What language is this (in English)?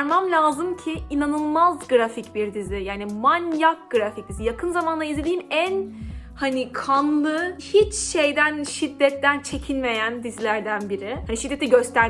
Turkish